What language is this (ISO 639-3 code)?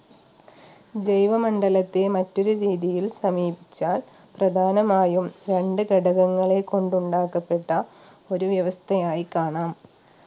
mal